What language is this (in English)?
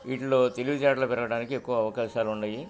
Telugu